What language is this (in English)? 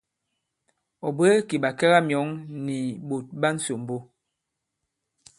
Bankon